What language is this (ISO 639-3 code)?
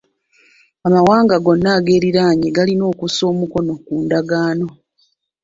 lug